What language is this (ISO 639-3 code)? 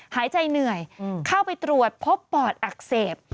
tha